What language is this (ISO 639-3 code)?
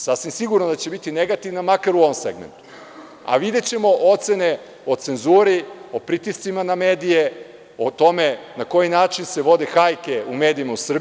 srp